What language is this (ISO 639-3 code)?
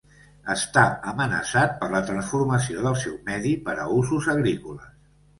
cat